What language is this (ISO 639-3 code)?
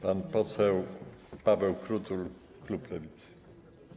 pol